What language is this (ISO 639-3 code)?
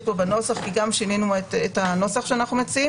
heb